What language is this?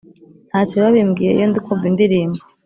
Kinyarwanda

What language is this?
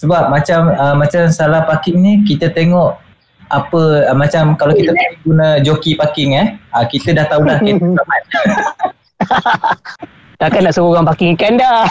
Malay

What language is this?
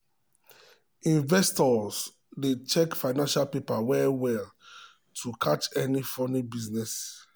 Nigerian Pidgin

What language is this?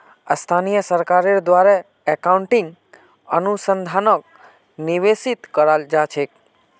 Magahi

